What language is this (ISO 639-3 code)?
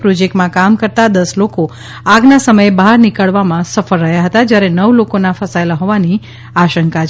guj